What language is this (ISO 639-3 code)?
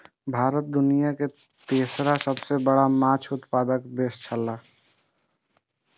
mai